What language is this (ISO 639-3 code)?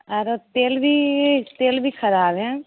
mai